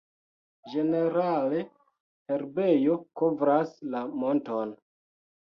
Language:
Esperanto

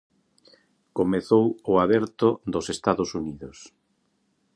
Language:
Galician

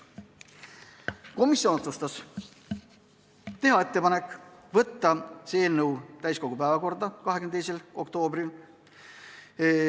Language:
Estonian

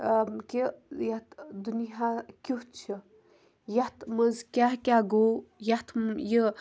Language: Kashmiri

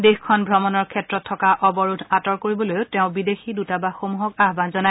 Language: Assamese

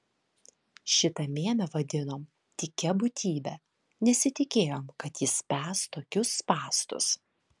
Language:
Lithuanian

